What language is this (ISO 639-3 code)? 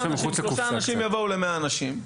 heb